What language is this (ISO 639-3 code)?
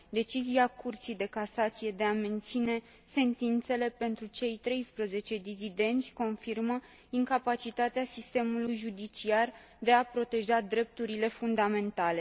ron